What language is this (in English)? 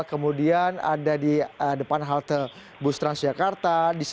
Indonesian